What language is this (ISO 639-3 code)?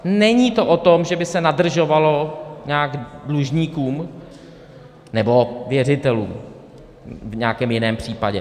ces